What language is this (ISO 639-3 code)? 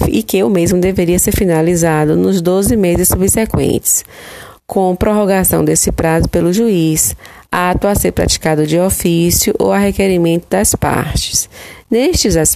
por